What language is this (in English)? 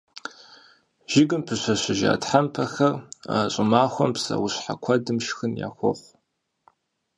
Kabardian